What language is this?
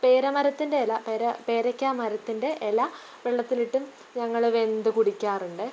Malayalam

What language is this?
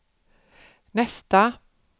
Swedish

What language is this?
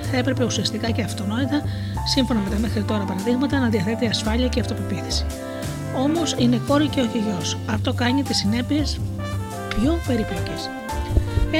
Greek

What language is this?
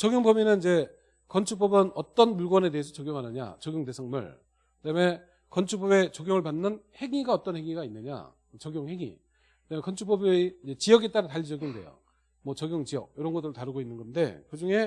Korean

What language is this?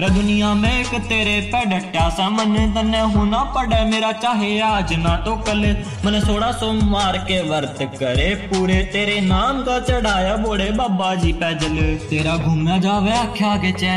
Hindi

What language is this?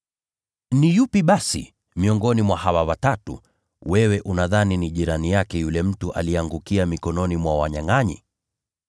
Swahili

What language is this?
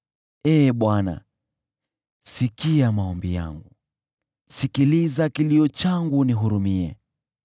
Swahili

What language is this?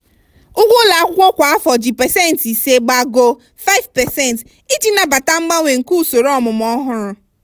Igbo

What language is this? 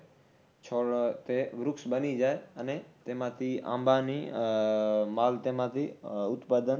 Gujarati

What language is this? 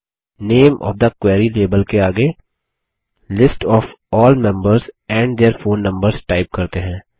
Hindi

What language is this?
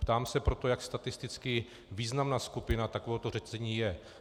Czech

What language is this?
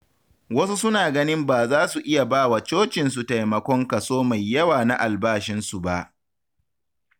Hausa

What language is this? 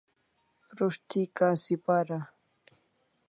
Kalasha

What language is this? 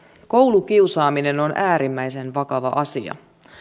Finnish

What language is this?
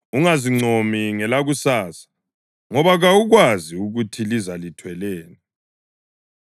North Ndebele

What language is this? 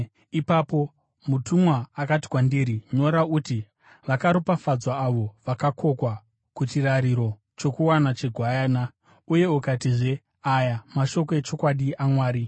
Shona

